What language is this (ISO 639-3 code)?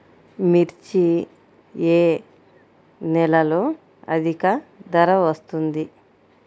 tel